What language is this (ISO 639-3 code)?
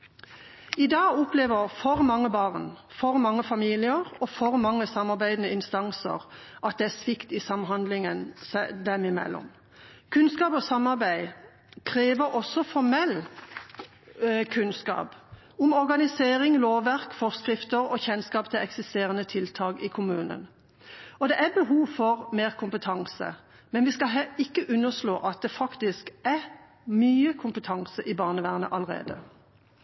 nob